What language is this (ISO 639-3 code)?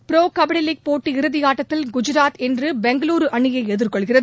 tam